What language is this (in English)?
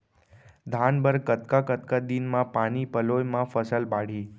Chhattisgarhi